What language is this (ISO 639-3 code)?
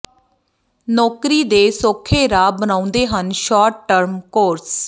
pan